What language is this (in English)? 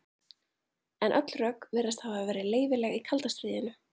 Icelandic